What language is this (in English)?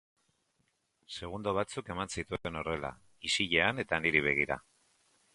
Basque